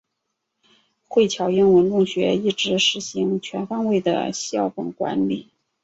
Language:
Chinese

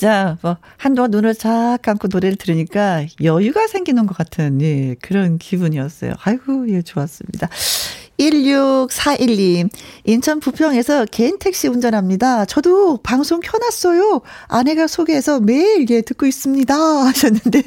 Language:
Korean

